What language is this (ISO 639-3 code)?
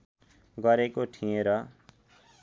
nep